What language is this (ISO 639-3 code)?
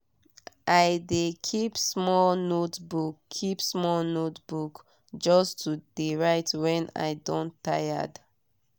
pcm